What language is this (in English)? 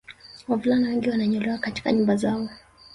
Swahili